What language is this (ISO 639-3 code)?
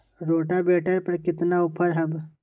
mag